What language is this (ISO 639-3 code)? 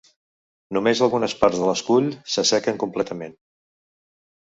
cat